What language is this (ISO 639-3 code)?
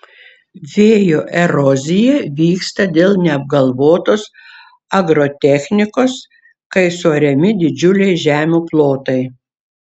lit